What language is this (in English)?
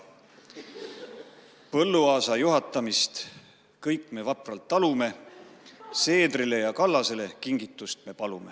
Estonian